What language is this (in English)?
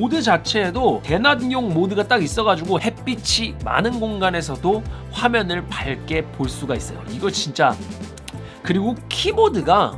Korean